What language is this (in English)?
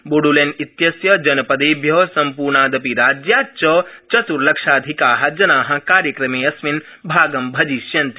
Sanskrit